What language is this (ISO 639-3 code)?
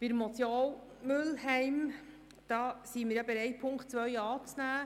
gsw